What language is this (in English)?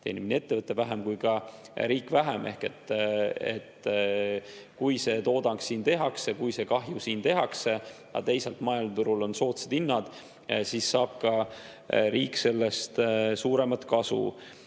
Estonian